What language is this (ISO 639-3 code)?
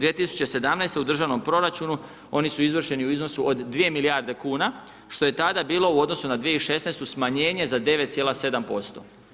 hrv